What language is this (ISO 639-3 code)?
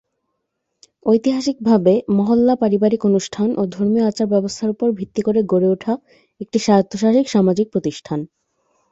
ben